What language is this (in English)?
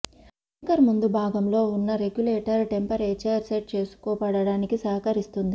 Telugu